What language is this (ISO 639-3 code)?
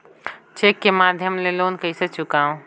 hne